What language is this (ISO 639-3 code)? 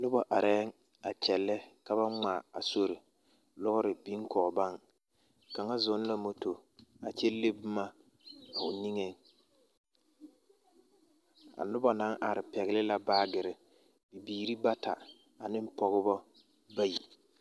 dga